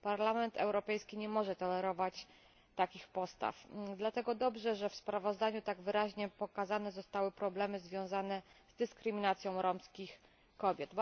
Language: Polish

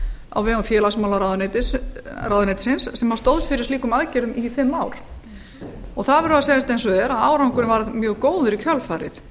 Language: Icelandic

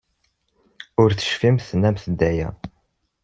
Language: Kabyle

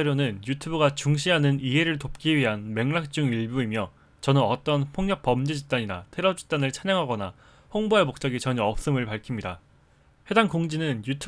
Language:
Korean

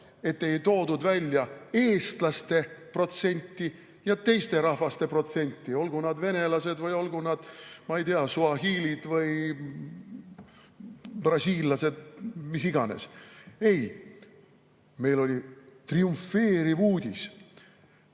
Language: Estonian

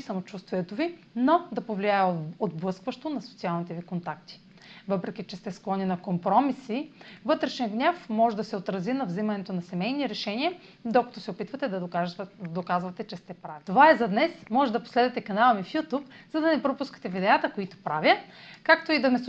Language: Bulgarian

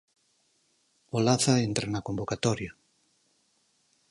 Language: Galician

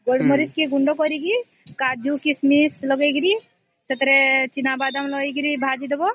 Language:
Odia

